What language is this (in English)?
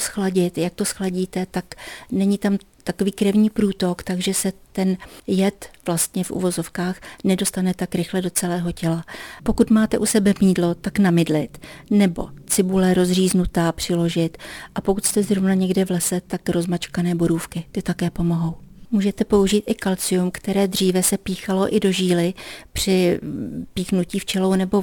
Czech